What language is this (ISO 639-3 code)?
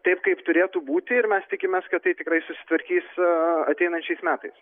lit